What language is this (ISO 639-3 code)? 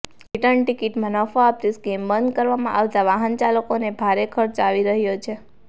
guj